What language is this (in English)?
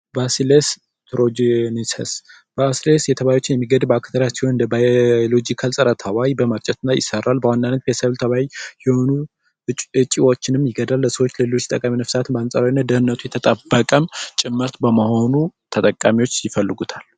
Amharic